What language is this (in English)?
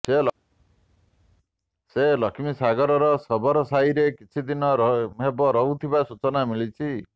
Odia